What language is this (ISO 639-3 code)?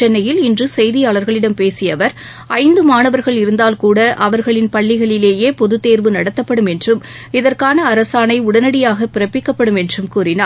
tam